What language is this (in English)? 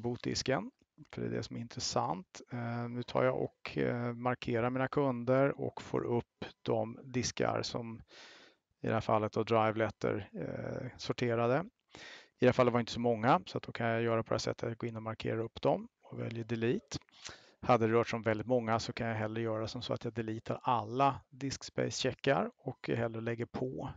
Swedish